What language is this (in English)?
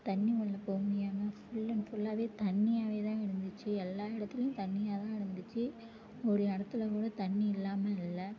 Tamil